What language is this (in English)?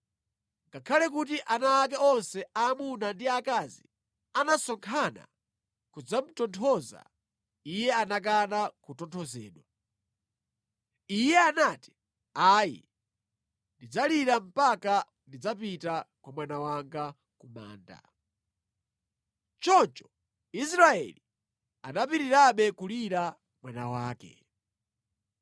Nyanja